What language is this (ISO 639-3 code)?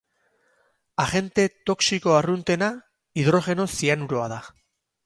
eus